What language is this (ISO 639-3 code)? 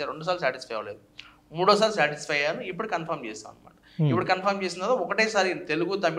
tel